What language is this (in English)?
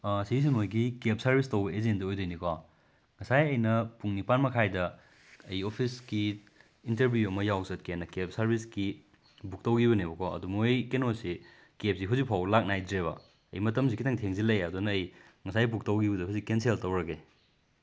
Manipuri